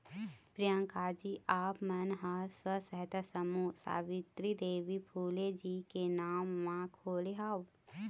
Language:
Chhattisgarhi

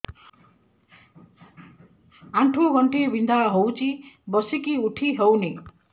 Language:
Odia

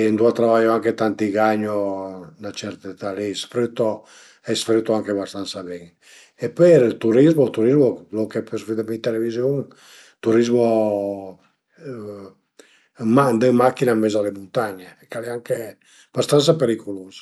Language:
Piedmontese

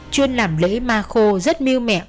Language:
Vietnamese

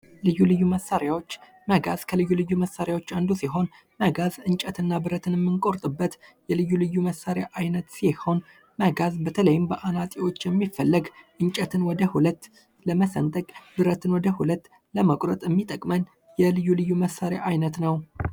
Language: Amharic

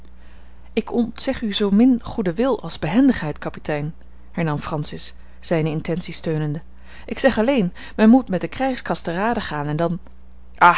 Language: Dutch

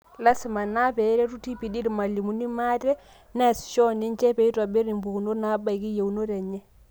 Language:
Masai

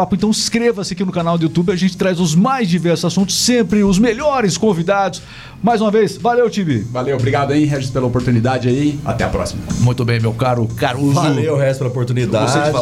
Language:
Portuguese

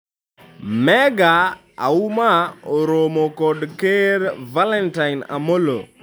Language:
Luo (Kenya and Tanzania)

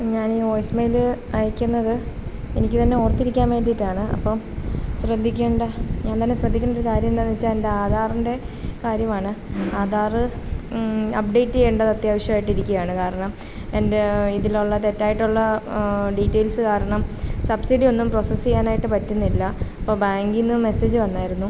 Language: Malayalam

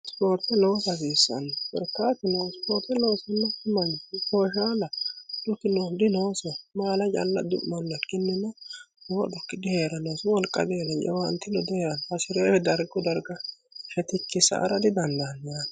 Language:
Sidamo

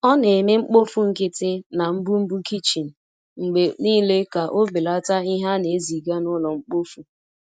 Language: Igbo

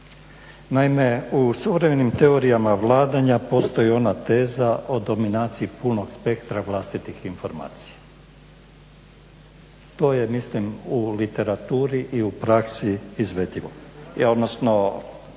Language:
Croatian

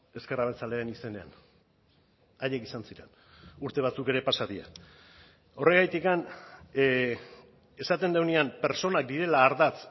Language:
Basque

